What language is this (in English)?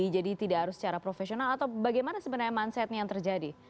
Indonesian